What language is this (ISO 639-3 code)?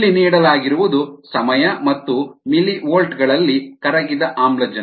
kan